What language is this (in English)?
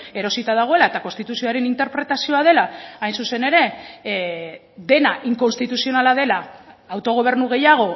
Basque